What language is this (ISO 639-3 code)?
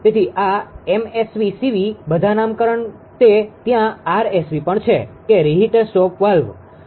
guj